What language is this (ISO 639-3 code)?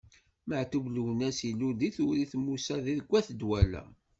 kab